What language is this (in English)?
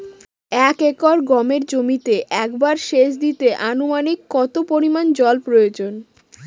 Bangla